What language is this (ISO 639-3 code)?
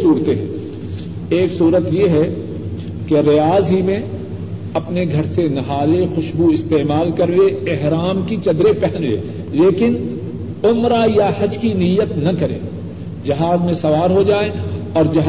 urd